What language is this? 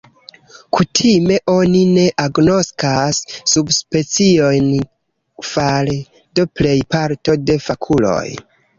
Esperanto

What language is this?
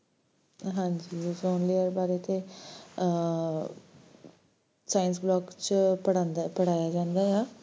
Punjabi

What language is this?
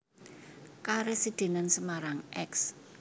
Javanese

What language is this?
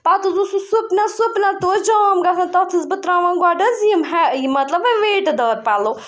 Kashmiri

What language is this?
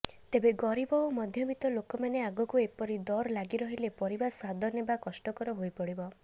Odia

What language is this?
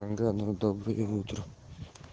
Russian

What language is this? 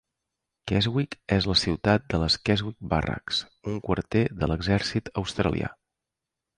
Catalan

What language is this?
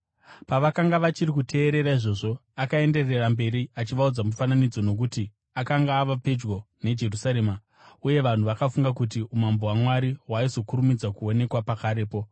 Shona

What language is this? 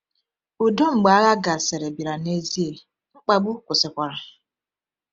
Igbo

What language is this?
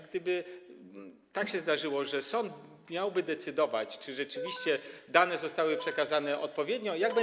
Polish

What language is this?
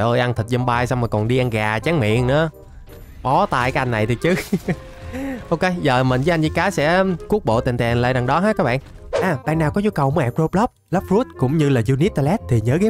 Vietnamese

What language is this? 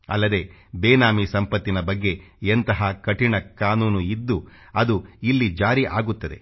Kannada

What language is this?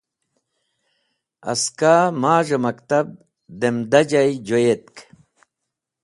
Wakhi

